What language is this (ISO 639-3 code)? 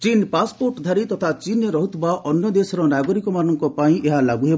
ori